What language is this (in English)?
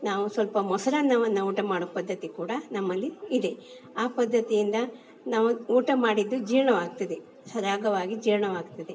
Kannada